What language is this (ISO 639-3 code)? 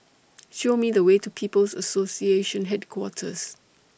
eng